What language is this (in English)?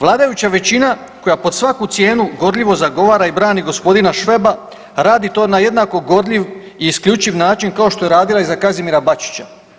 Croatian